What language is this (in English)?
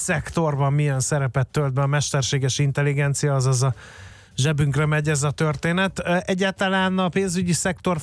Hungarian